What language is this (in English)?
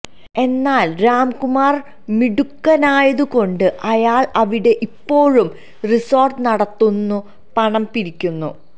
Malayalam